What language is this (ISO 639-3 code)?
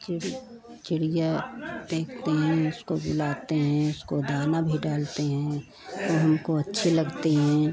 hin